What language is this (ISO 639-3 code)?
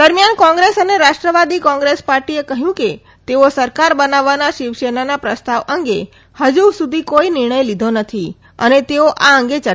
guj